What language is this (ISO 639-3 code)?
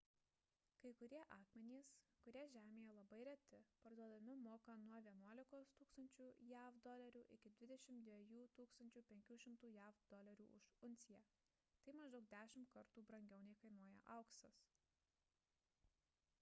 lit